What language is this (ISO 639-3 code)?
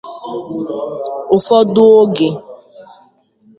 ibo